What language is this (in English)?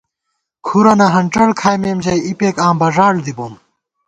Gawar-Bati